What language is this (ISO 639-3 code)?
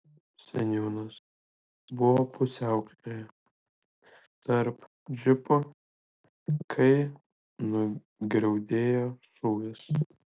lit